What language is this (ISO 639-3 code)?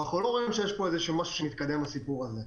heb